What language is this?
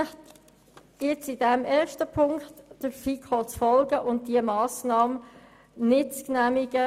Swiss German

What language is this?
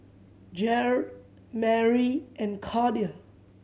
English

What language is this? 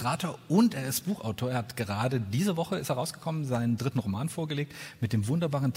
German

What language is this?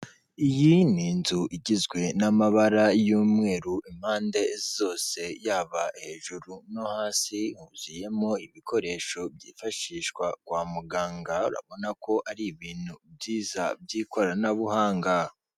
Kinyarwanda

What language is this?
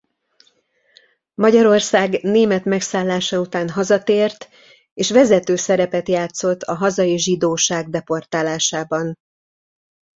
Hungarian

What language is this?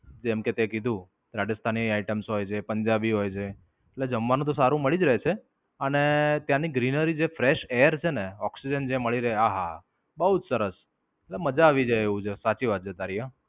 Gujarati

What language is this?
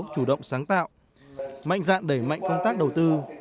Vietnamese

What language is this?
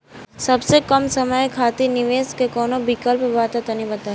Bhojpuri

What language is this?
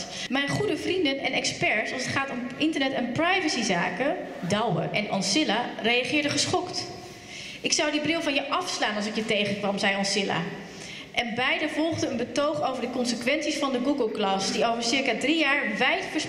Dutch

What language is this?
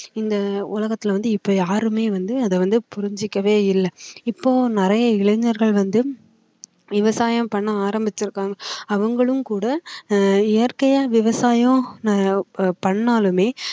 Tamil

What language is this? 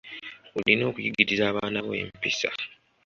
Ganda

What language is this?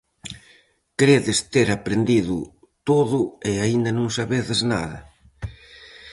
Galician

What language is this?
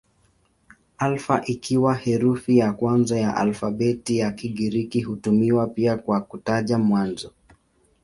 Swahili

